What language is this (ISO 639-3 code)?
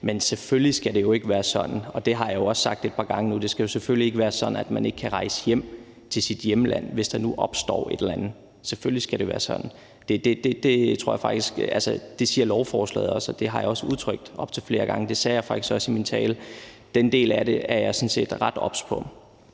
dan